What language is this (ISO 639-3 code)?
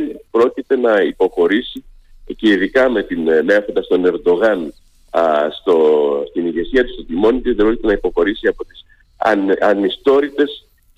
ell